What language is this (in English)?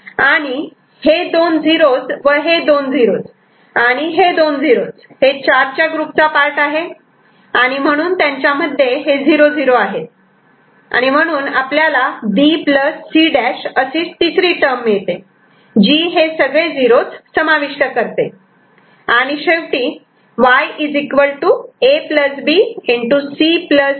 Marathi